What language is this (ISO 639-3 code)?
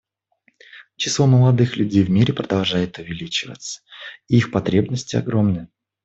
rus